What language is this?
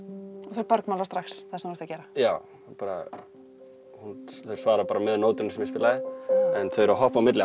Icelandic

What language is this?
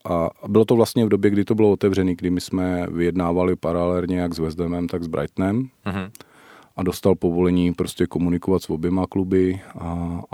Czech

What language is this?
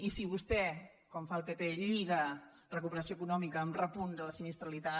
Catalan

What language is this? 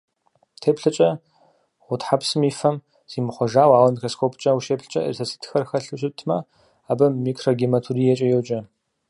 Kabardian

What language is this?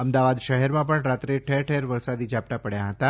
Gujarati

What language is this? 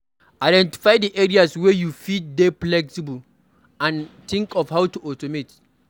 Nigerian Pidgin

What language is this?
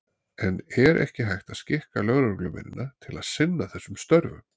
Icelandic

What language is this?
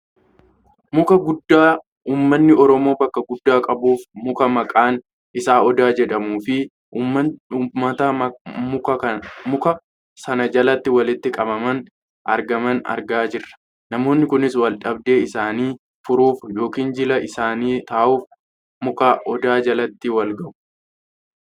Oromo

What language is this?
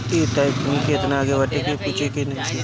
Bhojpuri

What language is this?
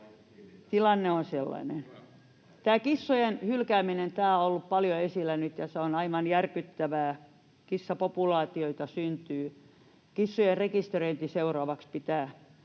Finnish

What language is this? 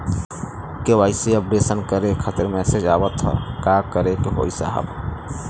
Bhojpuri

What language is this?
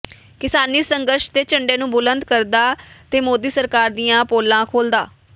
Punjabi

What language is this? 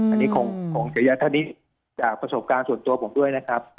Thai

